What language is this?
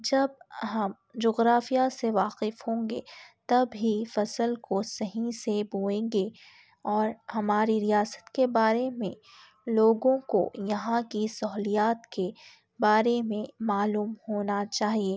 Urdu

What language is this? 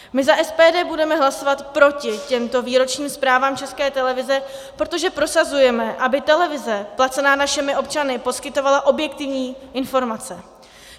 Czech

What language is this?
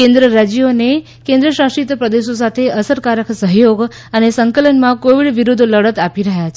Gujarati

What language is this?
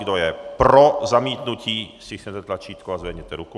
Czech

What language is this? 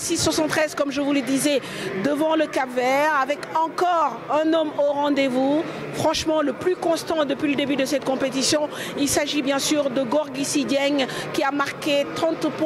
French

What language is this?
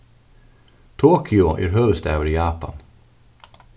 Faroese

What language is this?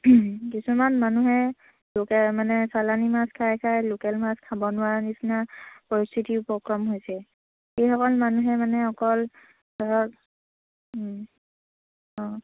Assamese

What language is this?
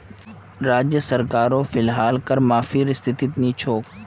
Magahi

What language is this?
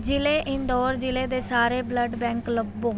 Punjabi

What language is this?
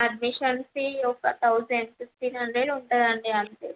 Telugu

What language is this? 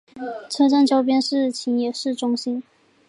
Chinese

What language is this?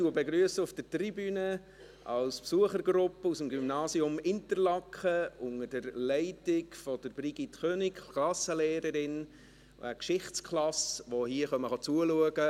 Swiss German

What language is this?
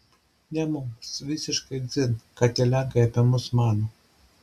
Lithuanian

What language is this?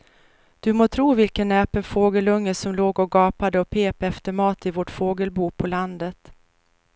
Swedish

